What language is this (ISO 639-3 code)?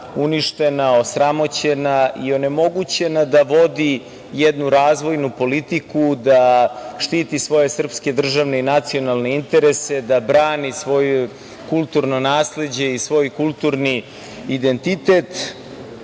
srp